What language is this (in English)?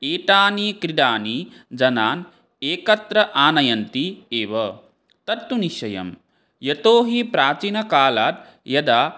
Sanskrit